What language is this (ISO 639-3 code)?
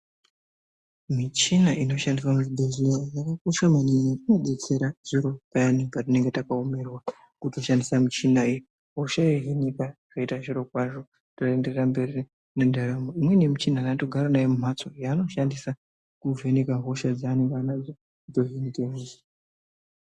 ndc